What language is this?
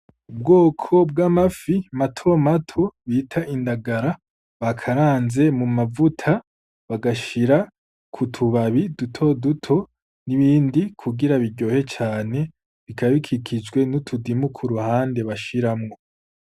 Rundi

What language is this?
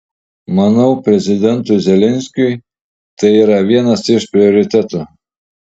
Lithuanian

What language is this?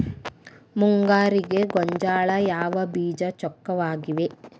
Kannada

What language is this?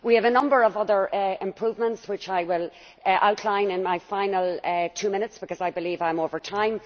English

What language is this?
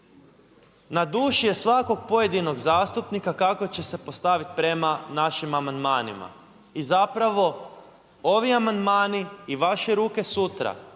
Croatian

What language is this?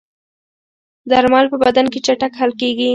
Pashto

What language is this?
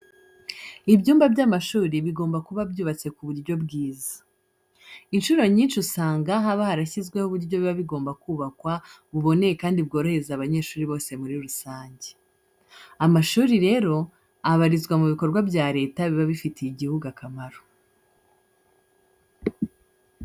Kinyarwanda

